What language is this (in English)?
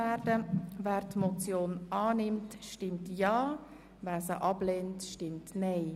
Swiss German